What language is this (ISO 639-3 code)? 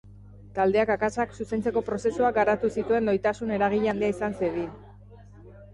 eus